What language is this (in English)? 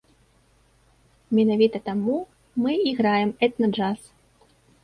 Belarusian